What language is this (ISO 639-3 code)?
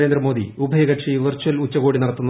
mal